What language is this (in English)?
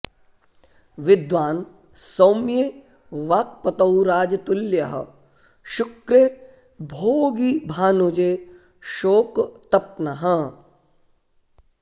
Sanskrit